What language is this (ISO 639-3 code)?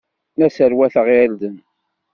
kab